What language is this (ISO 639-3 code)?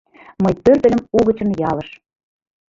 chm